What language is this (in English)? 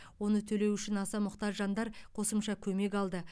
Kazakh